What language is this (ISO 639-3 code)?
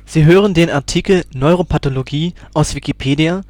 deu